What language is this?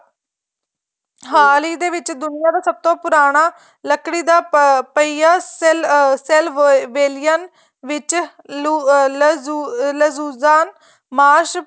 Punjabi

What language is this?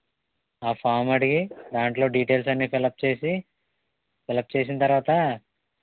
Telugu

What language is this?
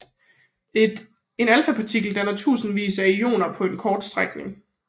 Danish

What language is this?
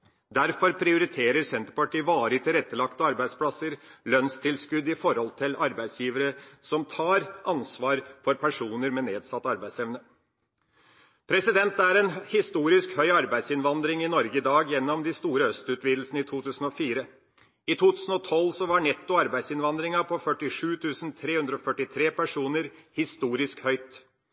Norwegian Bokmål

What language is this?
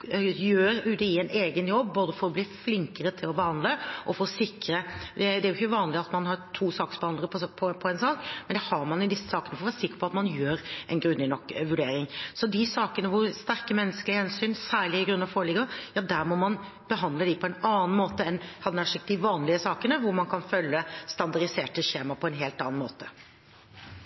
Norwegian Bokmål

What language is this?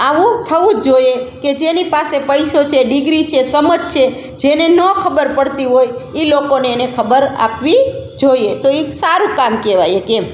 Gujarati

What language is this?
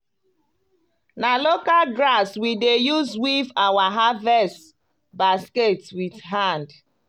Nigerian Pidgin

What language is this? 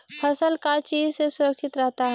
Magahi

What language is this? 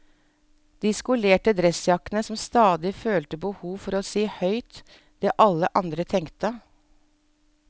Norwegian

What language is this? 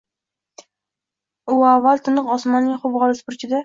Uzbek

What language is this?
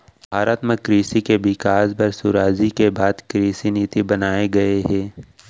Chhattisgarhi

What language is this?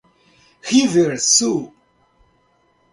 Portuguese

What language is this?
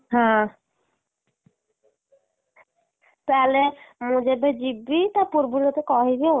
Odia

